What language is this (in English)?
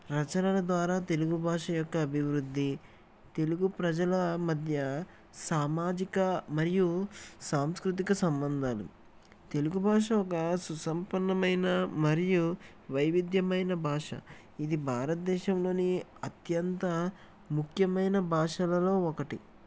Telugu